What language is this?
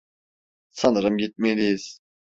Turkish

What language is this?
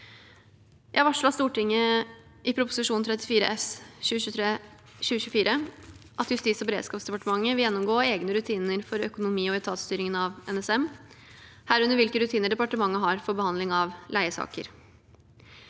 Norwegian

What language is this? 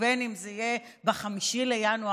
Hebrew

